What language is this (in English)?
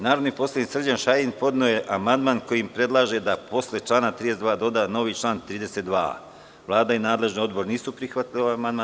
Serbian